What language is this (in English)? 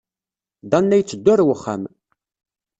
Kabyle